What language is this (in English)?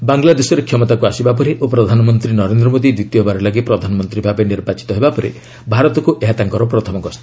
Odia